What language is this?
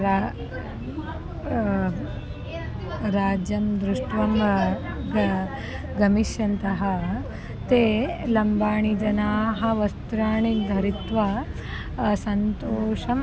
Sanskrit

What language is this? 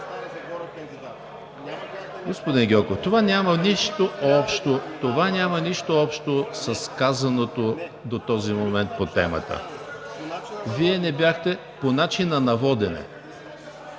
Bulgarian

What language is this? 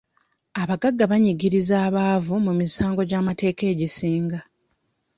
Ganda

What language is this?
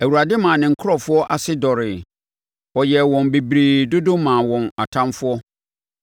Akan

